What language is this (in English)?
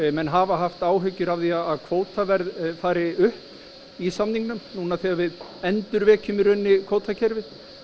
Icelandic